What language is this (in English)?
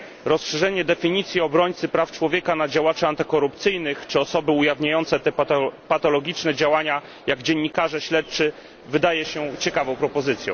Polish